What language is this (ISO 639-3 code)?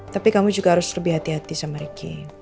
ind